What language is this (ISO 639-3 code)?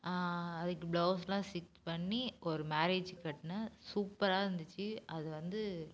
tam